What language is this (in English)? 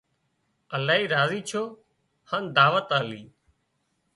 Wadiyara Koli